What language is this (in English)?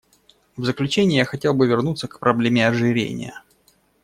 Russian